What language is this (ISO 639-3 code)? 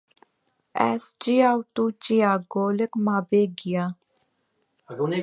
kur